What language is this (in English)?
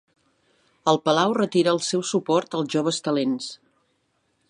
Catalan